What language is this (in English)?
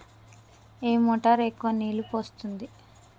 Telugu